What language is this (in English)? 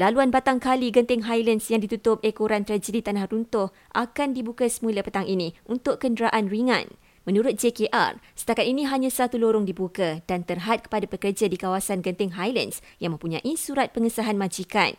Malay